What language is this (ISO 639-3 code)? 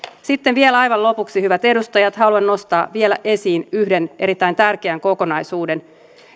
fin